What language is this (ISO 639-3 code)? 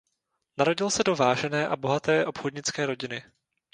ces